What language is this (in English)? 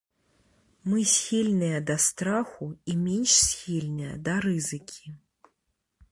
Belarusian